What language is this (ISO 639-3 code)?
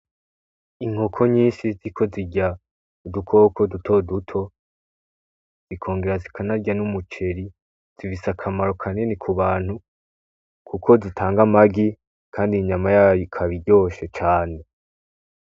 run